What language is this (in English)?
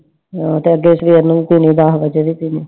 Punjabi